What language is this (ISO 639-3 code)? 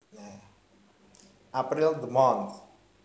jav